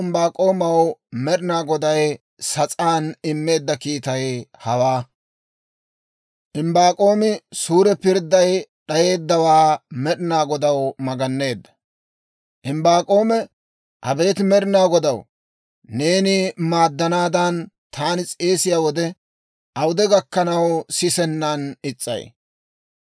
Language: Dawro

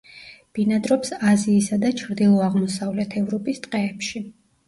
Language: Georgian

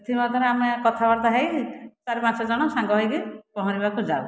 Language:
Odia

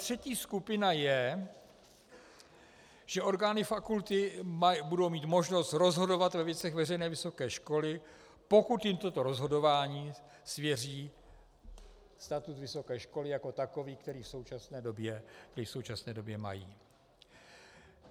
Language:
Czech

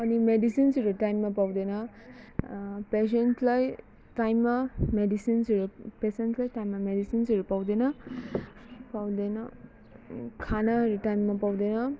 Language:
Nepali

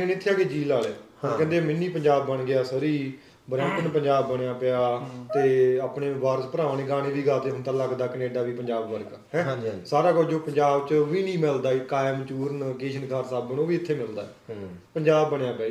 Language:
Punjabi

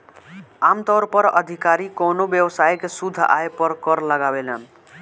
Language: Bhojpuri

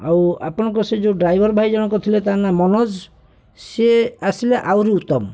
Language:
Odia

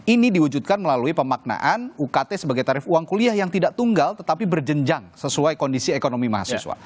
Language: Indonesian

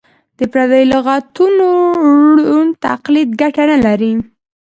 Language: Pashto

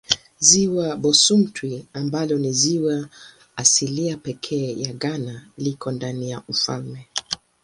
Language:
Swahili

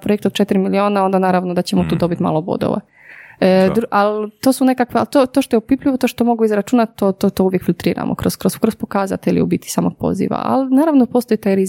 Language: Croatian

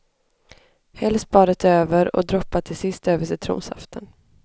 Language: Swedish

